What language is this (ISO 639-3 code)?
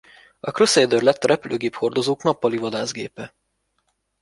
hun